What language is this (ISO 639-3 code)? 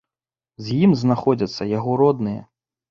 bel